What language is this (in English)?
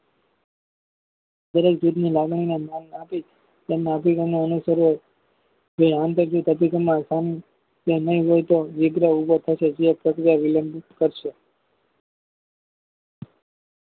Gujarati